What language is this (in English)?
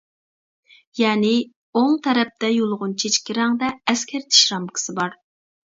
Uyghur